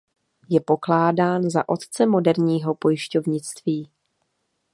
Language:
Czech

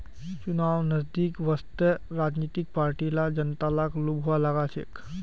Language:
Magahi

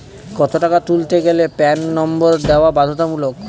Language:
Bangla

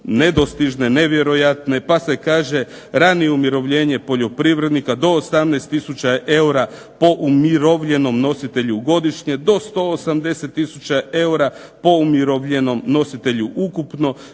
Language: Croatian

